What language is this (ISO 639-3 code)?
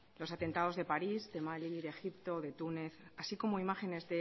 spa